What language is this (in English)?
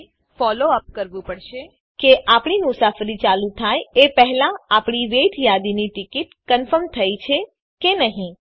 Gujarati